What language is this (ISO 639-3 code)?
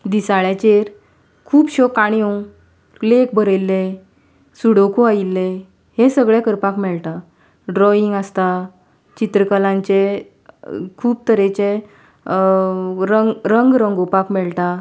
kok